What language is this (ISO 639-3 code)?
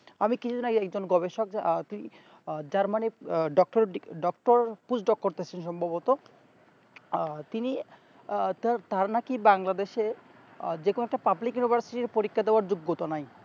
ben